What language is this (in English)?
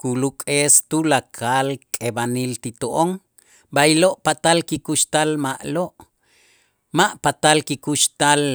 Itzá